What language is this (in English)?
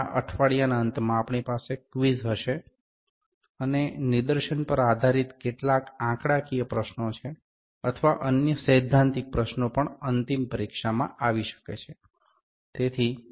Gujarati